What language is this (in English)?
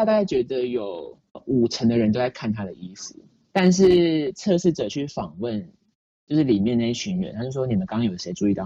Chinese